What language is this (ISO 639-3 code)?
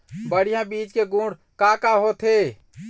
hne